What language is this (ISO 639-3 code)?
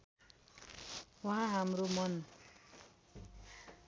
nep